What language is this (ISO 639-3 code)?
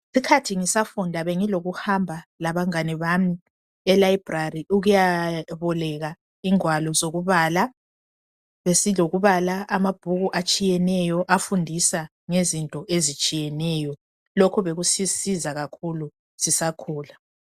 nde